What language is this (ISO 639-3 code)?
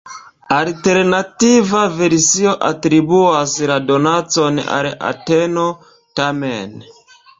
epo